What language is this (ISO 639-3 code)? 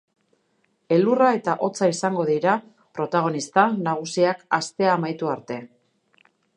eus